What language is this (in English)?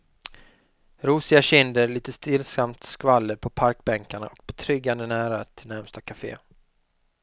Swedish